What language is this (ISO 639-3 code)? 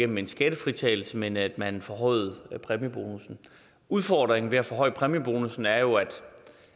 dan